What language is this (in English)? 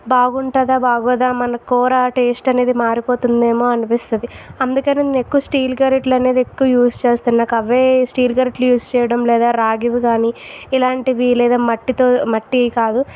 Telugu